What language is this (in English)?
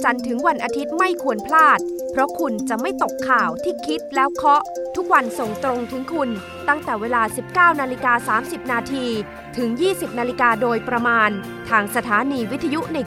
Thai